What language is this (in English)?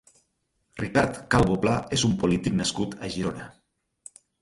Catalan